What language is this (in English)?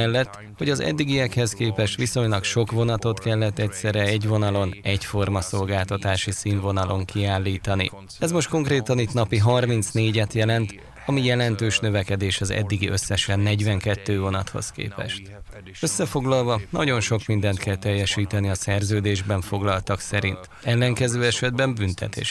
Hungarian